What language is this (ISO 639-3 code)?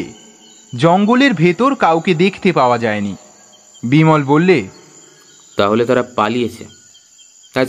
ben